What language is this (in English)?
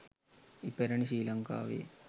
Sinhala